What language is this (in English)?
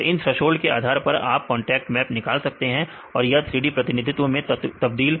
Hindi